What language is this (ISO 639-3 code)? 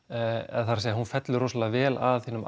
isl